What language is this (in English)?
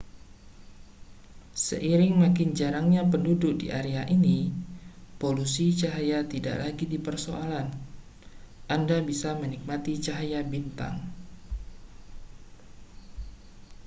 Indonesian